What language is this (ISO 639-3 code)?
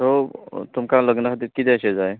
kok